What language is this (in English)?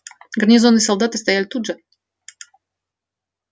Russian